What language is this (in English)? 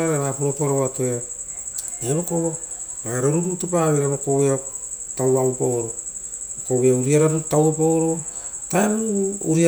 Rotokas